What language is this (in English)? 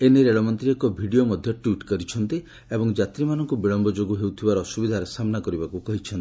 Odia